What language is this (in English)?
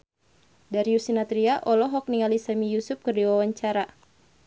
Sundanese